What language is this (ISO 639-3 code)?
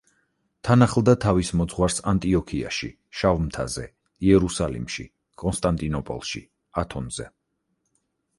kat